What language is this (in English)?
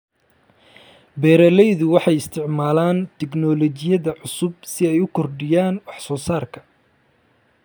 Somali